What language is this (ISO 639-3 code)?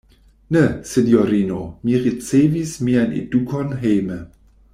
epo